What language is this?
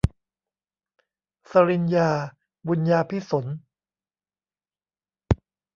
Thai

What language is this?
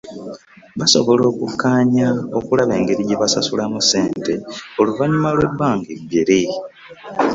Ganda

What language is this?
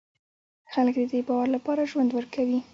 Pashto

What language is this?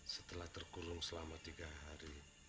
Indonesian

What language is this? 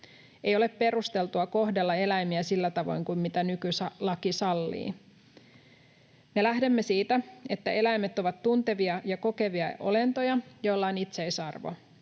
Finnish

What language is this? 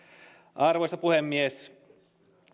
Finnish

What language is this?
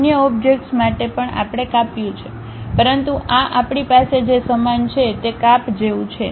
Gujarati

